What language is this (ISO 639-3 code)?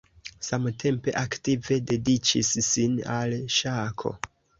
epo